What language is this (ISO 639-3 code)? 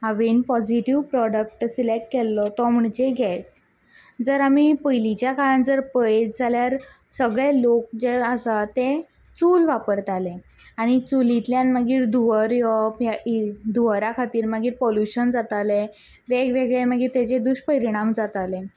kok